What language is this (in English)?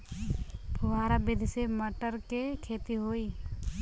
Bhojpuri